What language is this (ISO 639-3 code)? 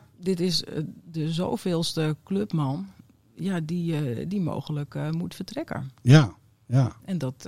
nld